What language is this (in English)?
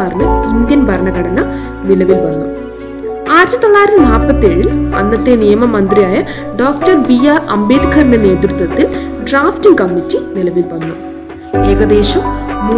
Malayalam